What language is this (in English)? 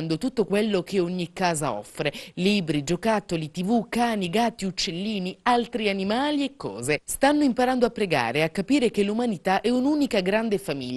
Italian